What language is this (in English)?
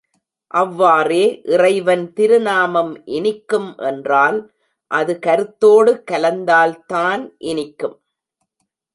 Tamil